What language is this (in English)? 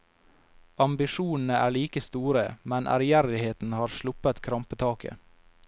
Norwegian